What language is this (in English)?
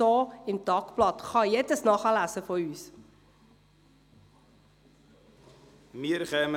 Swiss German